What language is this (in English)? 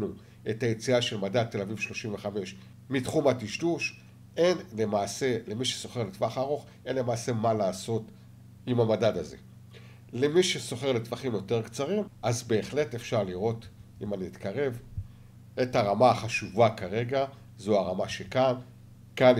Hebrew